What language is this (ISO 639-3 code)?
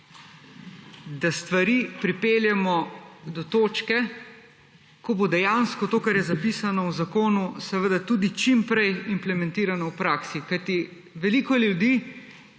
slv